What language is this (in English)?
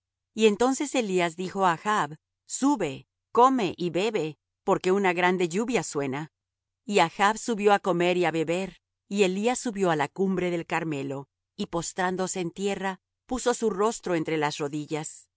Spanish